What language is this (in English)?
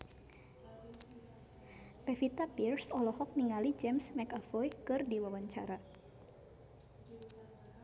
Sundanese